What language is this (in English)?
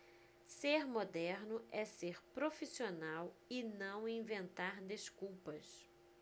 Portuguese